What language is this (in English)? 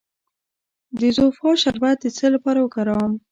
Pashto